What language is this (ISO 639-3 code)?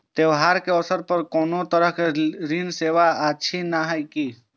mai